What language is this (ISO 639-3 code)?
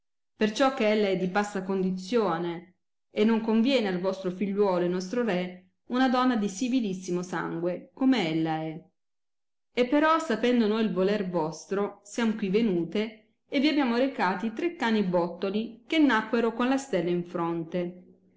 ita